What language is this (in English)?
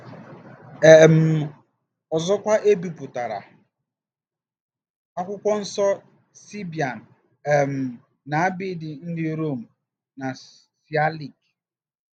Igbo